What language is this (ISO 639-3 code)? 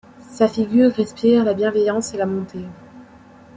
fra